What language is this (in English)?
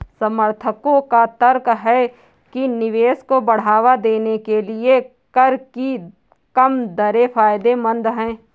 Hindi